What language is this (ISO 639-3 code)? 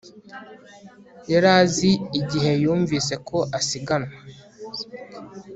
kin